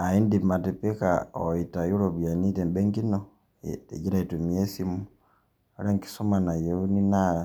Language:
Masai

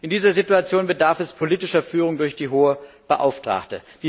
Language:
German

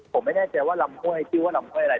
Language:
Thai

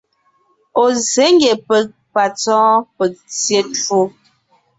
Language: Ngiemboon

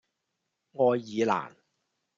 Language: Cantonese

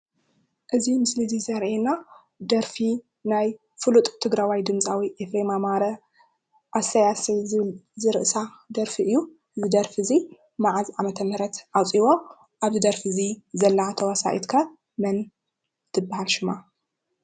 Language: Tigrinya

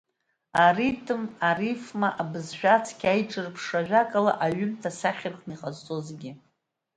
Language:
Abkhazian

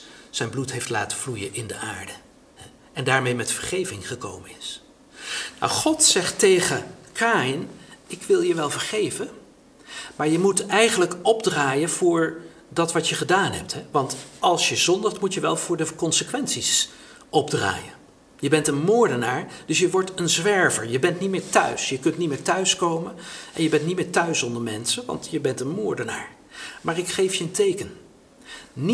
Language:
Dutch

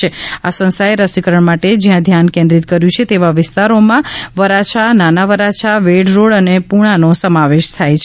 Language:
Gujarati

